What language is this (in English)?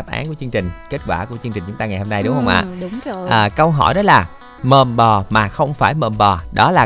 Vietnamese